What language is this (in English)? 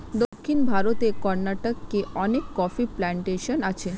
Bangla